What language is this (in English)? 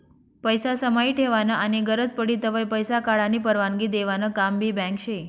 Marathi